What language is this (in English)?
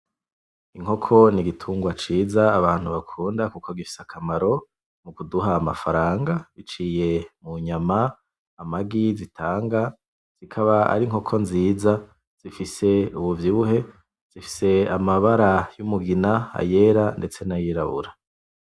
Rundi